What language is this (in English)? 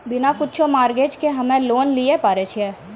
Maithili